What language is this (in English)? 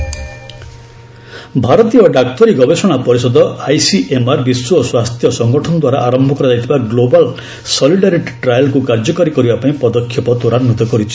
Odia